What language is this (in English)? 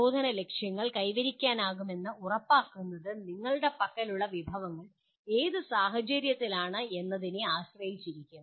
Malayalam